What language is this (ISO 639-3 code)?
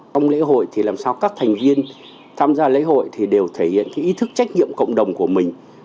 vie